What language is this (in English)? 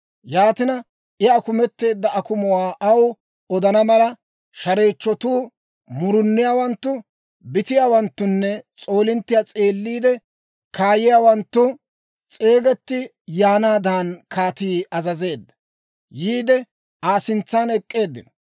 Dawro